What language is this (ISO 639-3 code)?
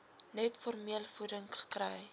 afr